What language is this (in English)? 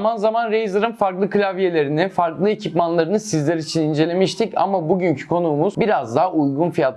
Turkish